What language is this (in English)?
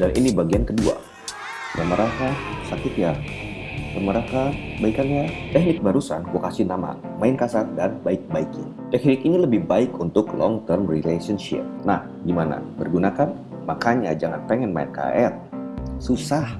Indonesian